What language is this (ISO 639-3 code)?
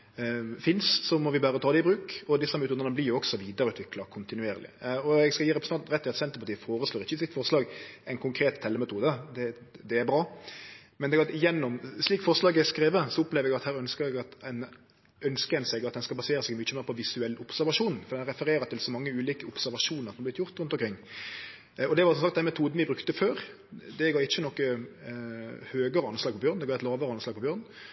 nno